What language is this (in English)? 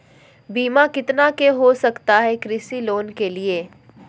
Magahi